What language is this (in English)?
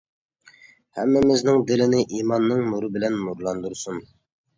Uyghur